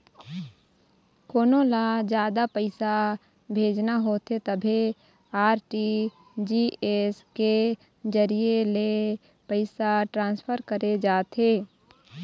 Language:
Chhattisgarhi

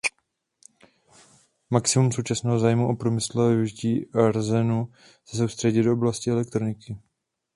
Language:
Czech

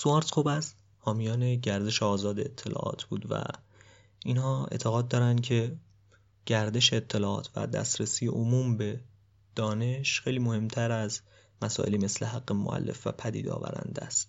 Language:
Persian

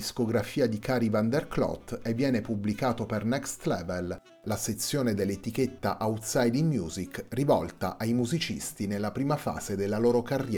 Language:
Italian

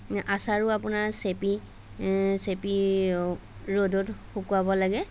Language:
Assamese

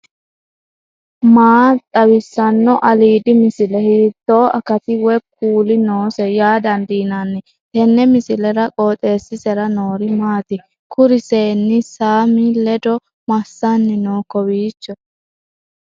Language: Sidamo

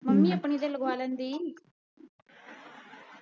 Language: Punjabi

